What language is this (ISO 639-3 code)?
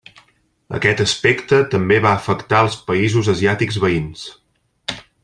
cat